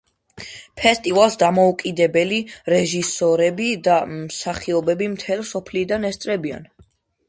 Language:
Georgian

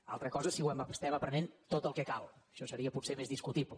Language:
Catalan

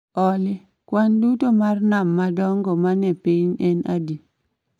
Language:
Luo (Kenya and Tanzania)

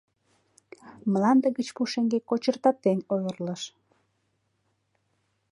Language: Mari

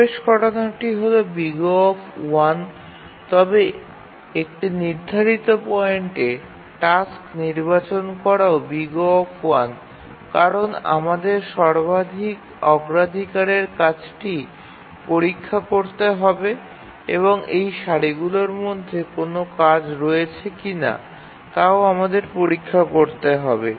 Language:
Bangla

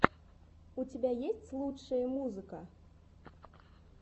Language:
Russian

